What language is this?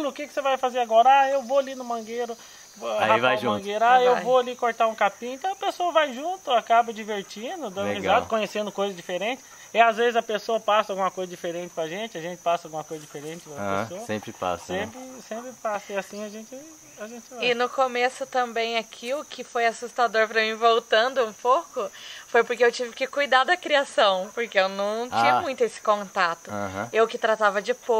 Portuguese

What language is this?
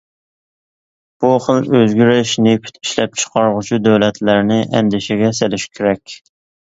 Uyghur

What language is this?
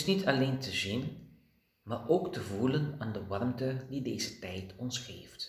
Dutch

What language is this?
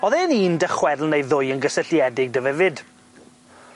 Welsh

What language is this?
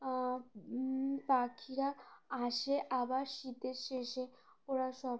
Bangla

